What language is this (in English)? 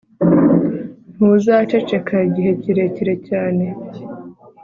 Kinyarwanda